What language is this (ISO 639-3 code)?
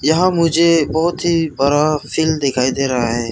hin